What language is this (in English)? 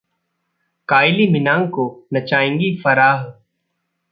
Hindi